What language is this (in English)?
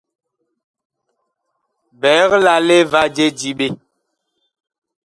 Bakoko